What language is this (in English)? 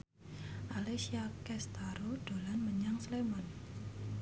Javanese